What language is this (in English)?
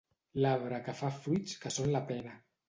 Catalan